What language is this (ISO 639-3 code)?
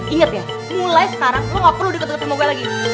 ind